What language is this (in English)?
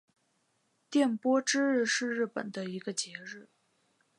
Chinese